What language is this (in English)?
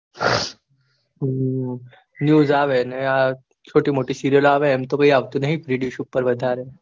Gujarati